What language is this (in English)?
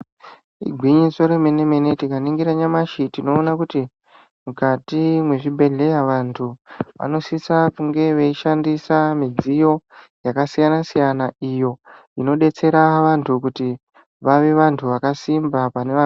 Ndau